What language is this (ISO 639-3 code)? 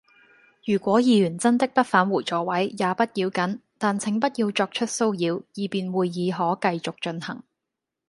yue